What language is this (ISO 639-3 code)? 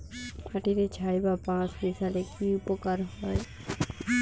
ben